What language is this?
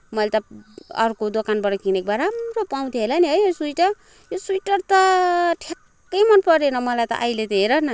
Nepali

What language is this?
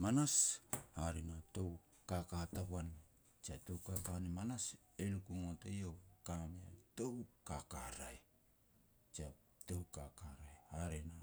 Petats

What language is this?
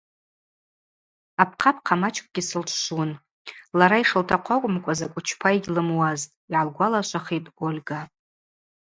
Abaza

